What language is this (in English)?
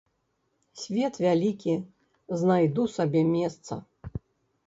Belarusian